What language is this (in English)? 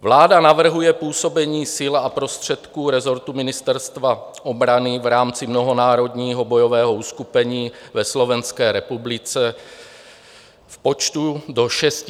Czech